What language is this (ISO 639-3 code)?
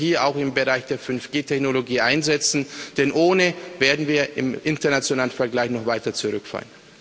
deu